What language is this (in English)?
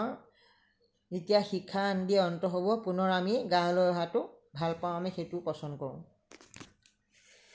Assamese